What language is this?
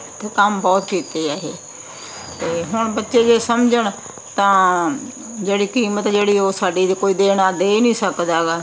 Punjabi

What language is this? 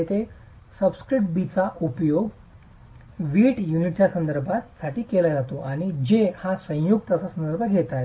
Marathi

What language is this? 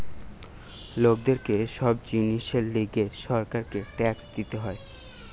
Bangla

